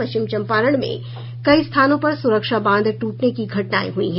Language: Hindi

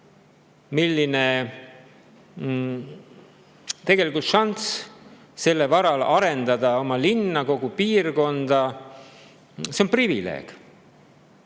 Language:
Estonian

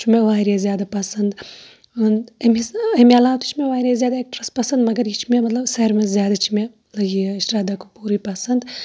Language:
Kashmiri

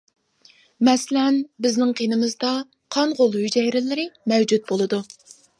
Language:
Uyghur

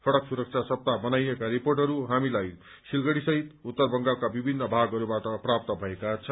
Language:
Nepali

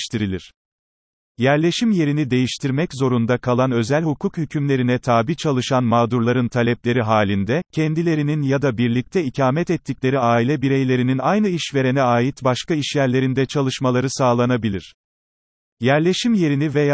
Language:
Turkish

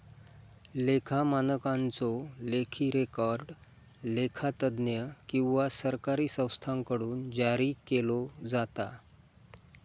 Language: Marathi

